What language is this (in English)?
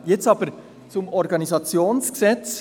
Swiss German